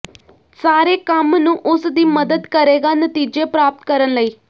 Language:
Punjabi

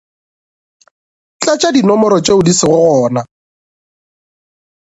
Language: Northern Sotho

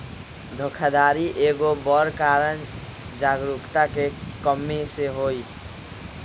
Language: Magahi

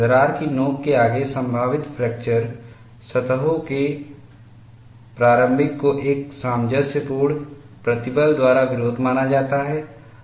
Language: Hindi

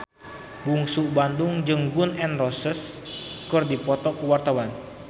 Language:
Sundanese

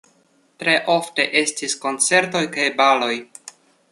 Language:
Esperanto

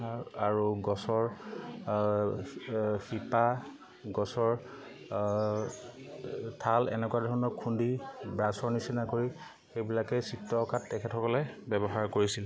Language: Assamese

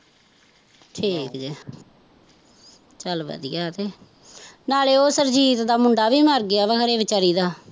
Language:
Punjabi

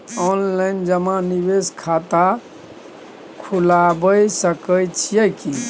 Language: Maithili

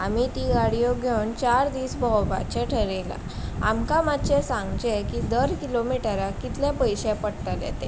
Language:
Konkani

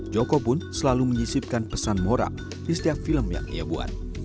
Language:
Indonesian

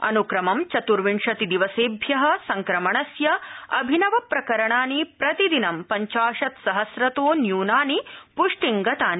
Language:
Sanskrit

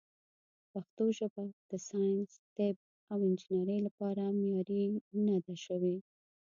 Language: Pashto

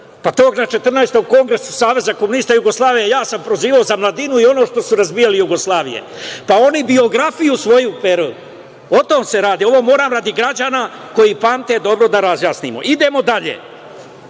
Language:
Serbian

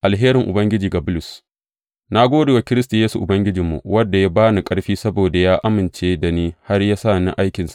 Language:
Hausa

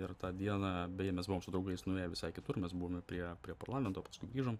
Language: Lithuanian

